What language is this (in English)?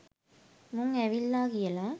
Sinhala